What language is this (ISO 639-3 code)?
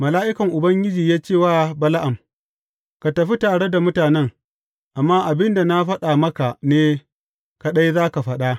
hau